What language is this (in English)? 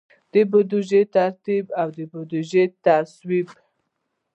Pashto